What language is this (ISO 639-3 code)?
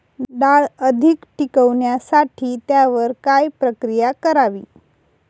mar